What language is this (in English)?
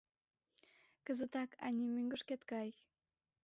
Mari